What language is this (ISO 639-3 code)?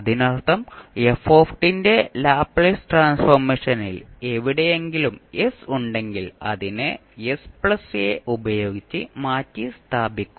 mal